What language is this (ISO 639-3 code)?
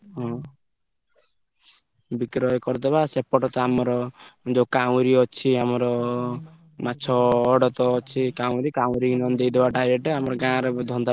ori